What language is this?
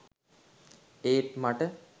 Sinhala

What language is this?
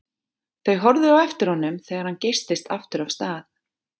Icelandic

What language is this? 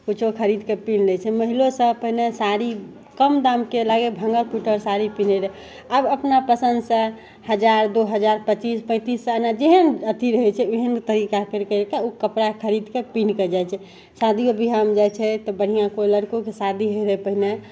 Maithili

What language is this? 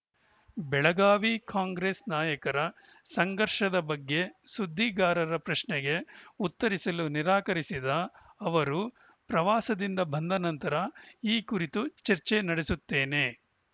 Kannada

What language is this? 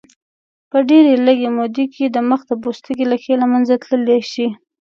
Pashto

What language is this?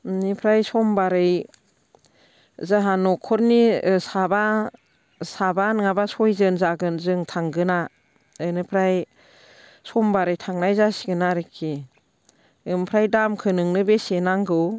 Bodo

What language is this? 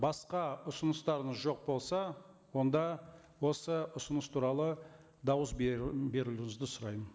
Kazakh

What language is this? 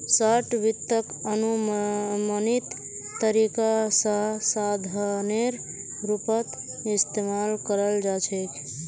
Magahi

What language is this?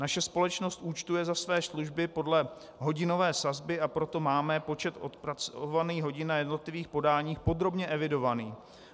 Czech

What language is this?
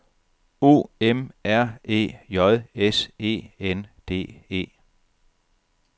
Danish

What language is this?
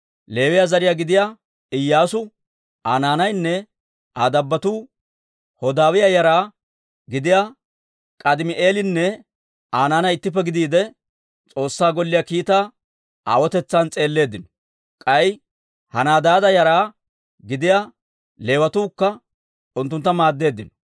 Dawro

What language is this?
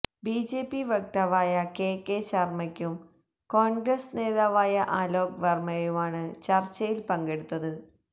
Malayalam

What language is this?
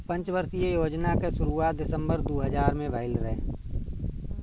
Bhojpuri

